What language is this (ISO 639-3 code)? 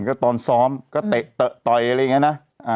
tha